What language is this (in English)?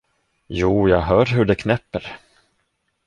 Swedish